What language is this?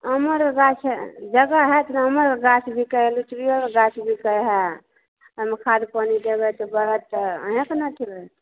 Maithili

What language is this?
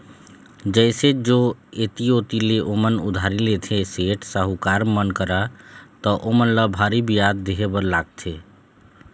Chhattisgarhi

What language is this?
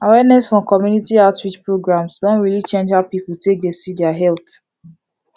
Nigerian Pidgin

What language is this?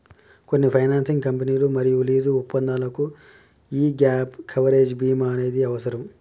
Telugu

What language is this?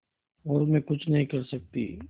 Hindi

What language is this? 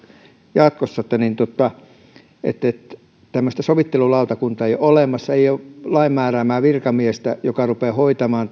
Finnish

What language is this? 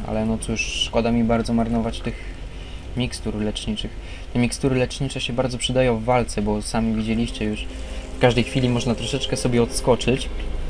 Polish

